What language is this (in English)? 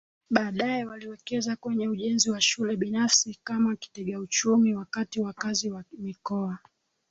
Swahili